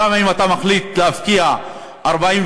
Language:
Hebrew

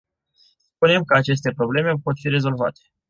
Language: Romanian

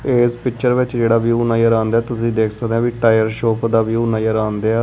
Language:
Punjabi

